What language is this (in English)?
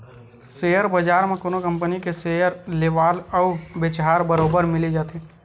Chhattisgarhi